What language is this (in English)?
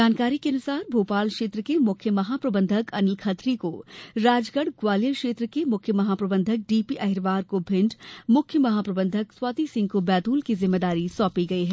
Hindi